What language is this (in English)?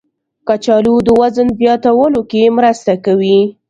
Pashto